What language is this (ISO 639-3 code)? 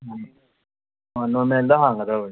mni